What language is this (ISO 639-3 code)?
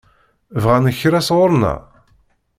kab